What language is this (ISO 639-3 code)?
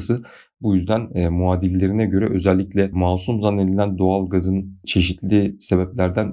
tur